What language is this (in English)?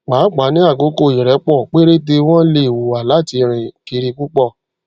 Yoruba